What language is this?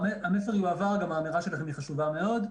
Hebrew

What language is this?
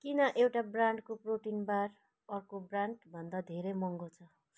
Nepali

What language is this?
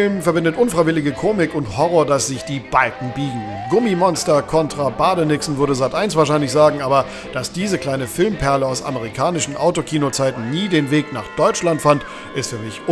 German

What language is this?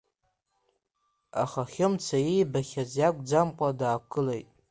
Abkhazian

